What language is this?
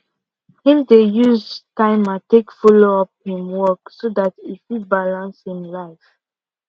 Nigerian Pidgin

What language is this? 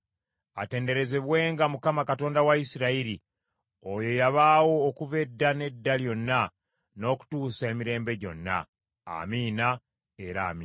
Ganda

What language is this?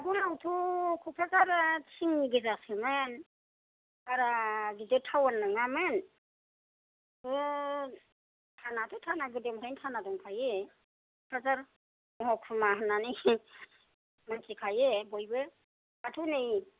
Bodo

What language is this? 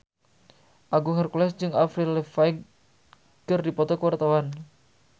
Sundanese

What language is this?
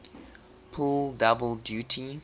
English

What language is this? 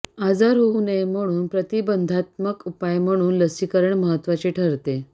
Marathi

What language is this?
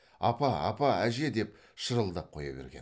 Kazakh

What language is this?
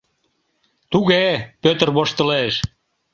Mari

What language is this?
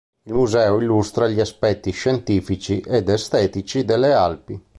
Italian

